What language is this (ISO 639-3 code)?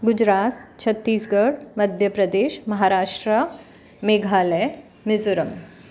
snd